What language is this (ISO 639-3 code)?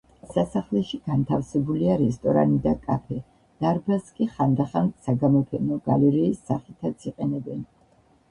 kat